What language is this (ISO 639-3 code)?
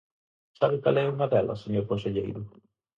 glg